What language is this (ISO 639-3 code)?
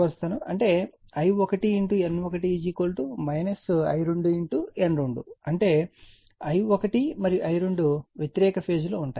tel